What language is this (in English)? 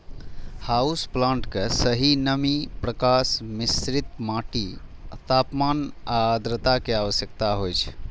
Maithili